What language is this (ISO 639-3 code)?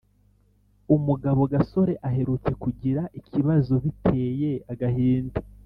kin